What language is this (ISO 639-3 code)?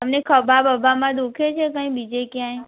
guj